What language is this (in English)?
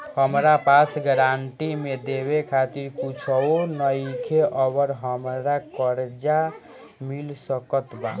Bhojpuri